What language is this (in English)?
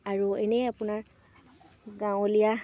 Assamese